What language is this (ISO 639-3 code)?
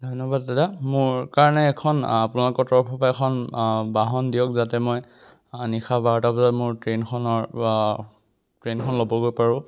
asm